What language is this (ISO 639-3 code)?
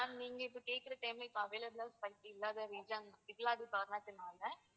tam